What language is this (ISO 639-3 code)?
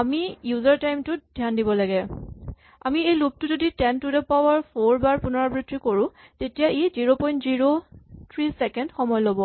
asm